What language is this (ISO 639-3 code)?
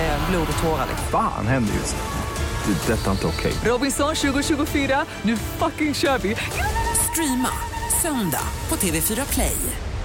swe